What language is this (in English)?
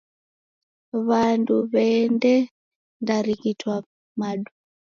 Taita